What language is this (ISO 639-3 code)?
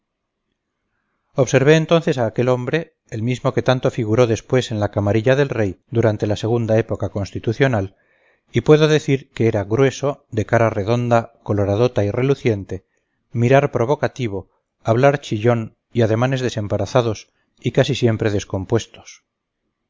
spa